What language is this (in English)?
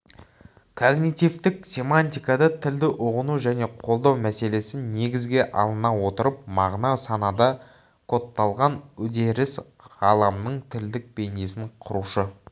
Kazakh